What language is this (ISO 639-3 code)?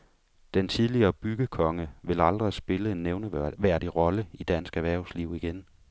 dan